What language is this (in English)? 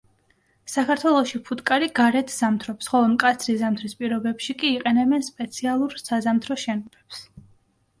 Georgian